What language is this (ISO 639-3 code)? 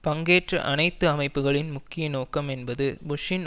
tam